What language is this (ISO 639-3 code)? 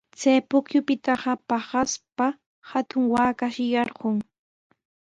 qws